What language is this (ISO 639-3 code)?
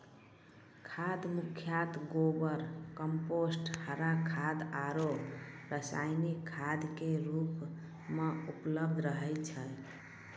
mai